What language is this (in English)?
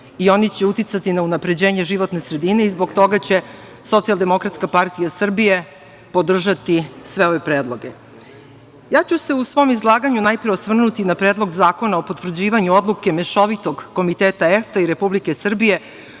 Serbian